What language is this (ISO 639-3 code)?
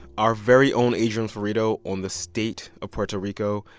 eng